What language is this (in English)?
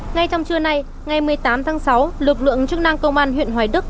Vietnamese